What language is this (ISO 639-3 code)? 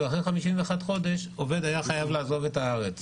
heb